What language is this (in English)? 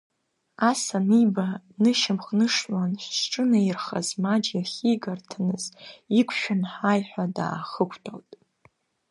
Abkhazian